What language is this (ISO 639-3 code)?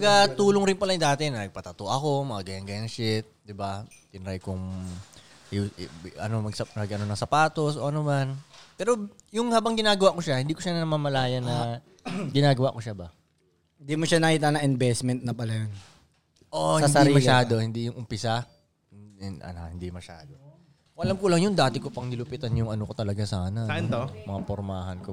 fil